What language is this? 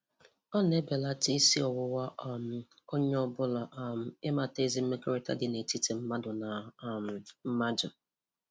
Igbo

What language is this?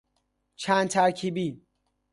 Persian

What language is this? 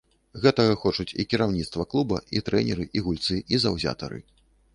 Belarusian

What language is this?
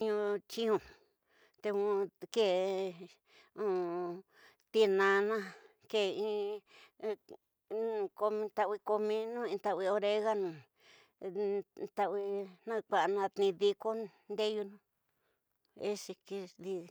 Tidaá Mixtec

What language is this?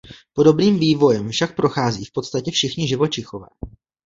Czech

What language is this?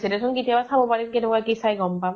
Assamese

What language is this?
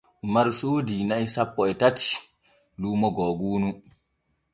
Borgu Fulfulde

